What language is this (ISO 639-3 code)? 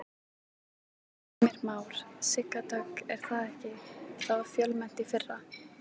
isl